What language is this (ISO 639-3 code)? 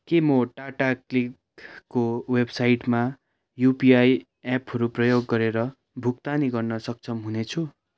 nep